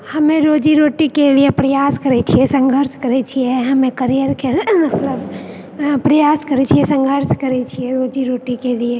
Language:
Maithili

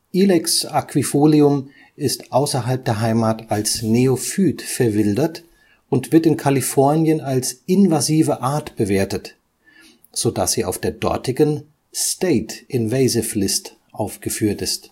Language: German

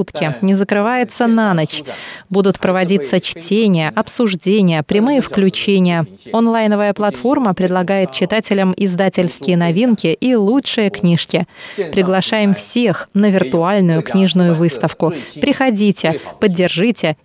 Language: Russian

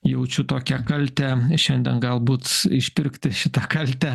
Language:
Lithuanian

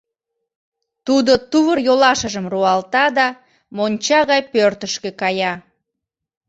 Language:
Mari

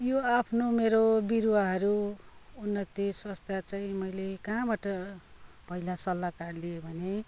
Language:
Nepali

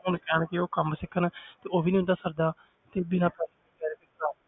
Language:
Punjabi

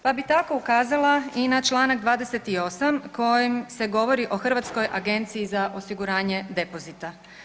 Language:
Croatian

